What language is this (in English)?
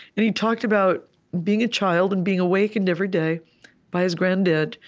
English